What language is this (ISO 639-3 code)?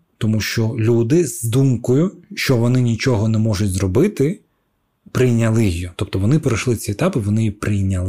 ukr